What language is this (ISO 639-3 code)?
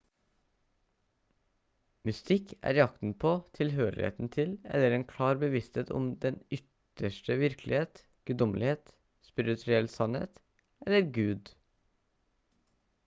nob